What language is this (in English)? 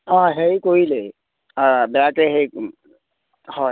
Assamese